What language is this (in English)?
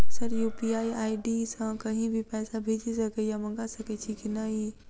Maithili